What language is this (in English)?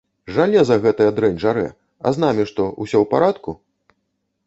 Belarusian